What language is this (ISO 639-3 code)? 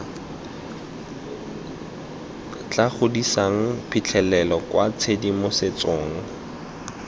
tsn